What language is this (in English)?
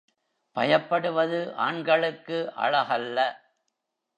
Tamil